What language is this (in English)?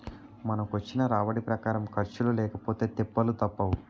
Telugu